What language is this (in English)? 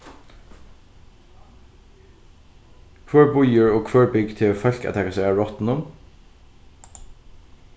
Faroese